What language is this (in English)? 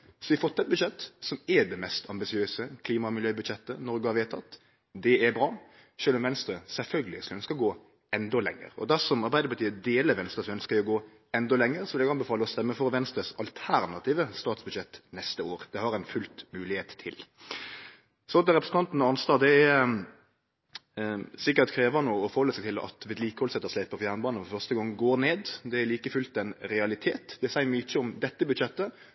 Norwegian Nynorsk